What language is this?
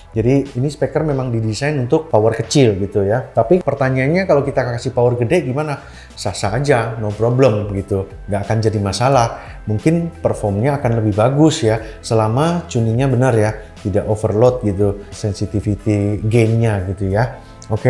Indonesian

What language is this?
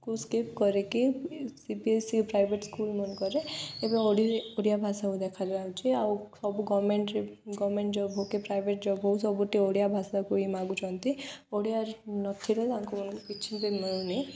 Odia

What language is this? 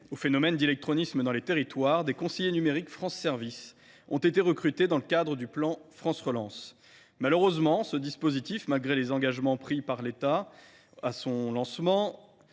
French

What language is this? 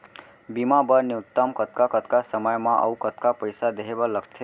Chhattisgarhi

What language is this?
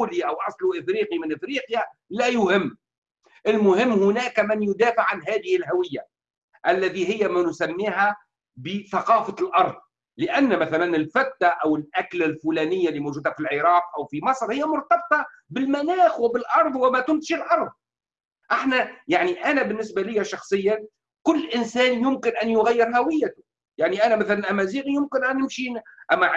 Arabic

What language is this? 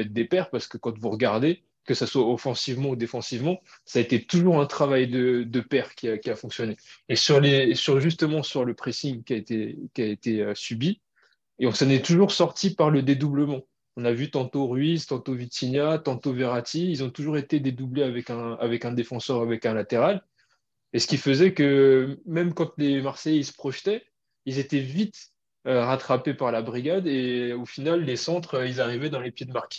French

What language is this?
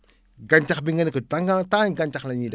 Wolof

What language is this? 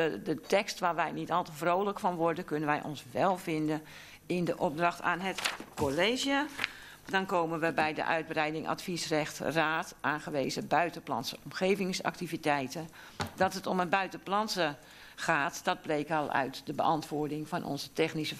Dutch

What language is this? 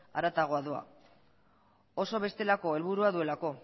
Basque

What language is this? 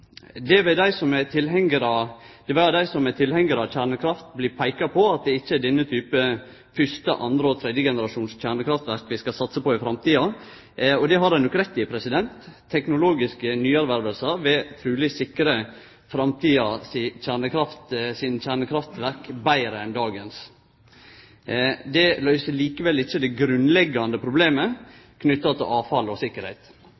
Norwegian Nynorsk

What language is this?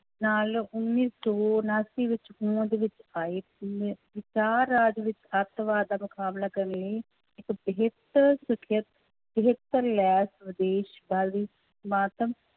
Punjabi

